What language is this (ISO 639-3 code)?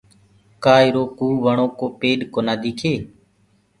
ggg